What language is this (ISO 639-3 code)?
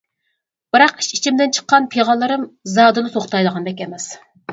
uig